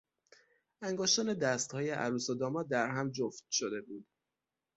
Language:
Persian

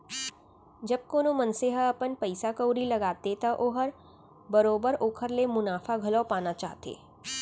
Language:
Chhattisgarhi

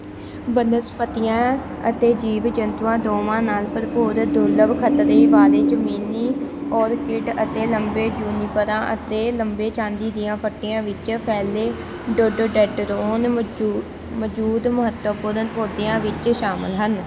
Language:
Punjabi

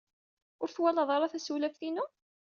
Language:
Kabyle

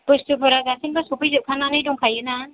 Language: Bodo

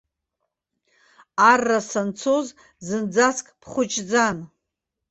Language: Abkhazian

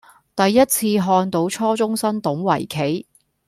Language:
Cantonese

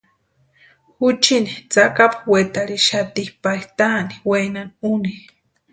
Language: Western Highland Purepecha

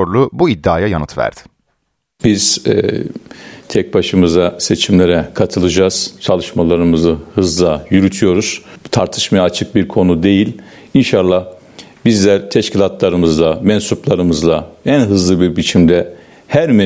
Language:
Turkish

